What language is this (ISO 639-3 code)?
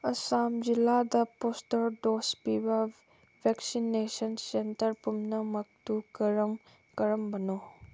mni